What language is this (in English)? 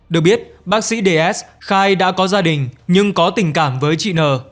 Vietnamese